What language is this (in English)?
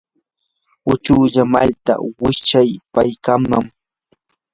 Yanahuanca Pasco Quechua